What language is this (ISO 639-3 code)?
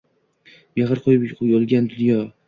uzb